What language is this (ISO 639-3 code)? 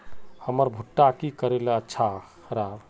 mag